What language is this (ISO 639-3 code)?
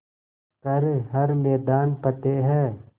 hin